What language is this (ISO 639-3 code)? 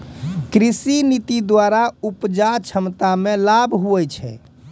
mai